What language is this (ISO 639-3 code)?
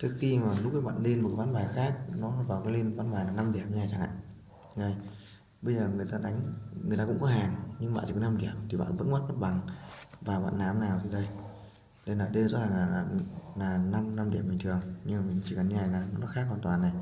vie